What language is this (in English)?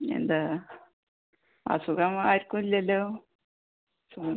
Malayalam